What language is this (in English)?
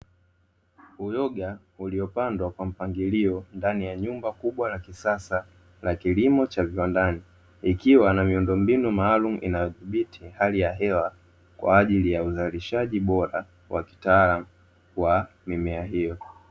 Swahili